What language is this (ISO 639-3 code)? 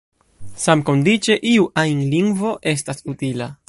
epo